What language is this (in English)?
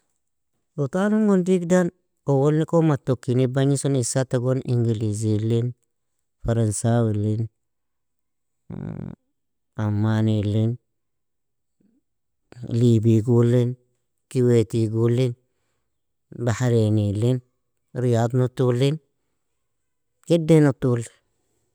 Nobiin